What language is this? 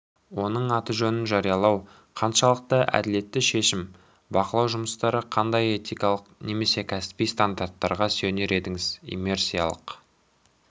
Kazakh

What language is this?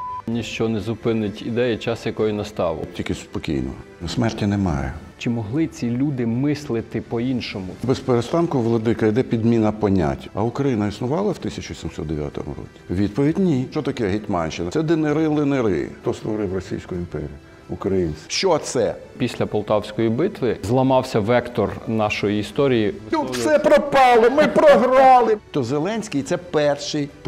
Ukrainian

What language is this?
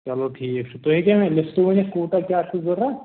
Kashmiri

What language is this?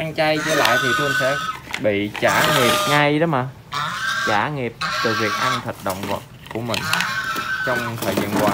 Vietnamese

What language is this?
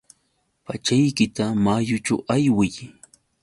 Yauyos Quechua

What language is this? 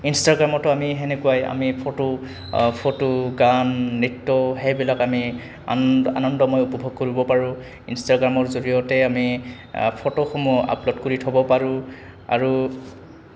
Assamese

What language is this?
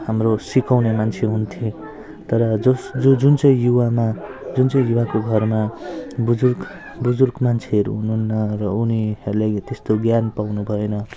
Nepali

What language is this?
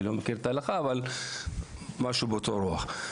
Hebrew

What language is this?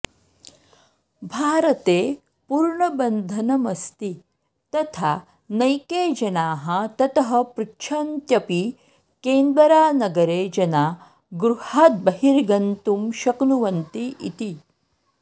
Sanskrit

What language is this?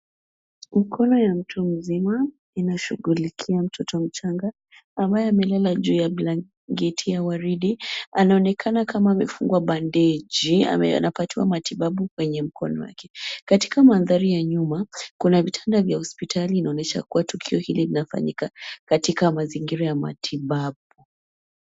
Swahili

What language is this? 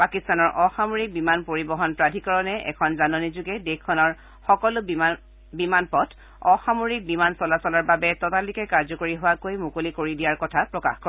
Assamese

